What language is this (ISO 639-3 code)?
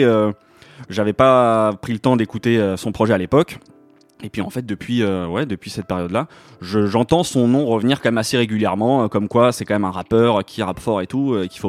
fra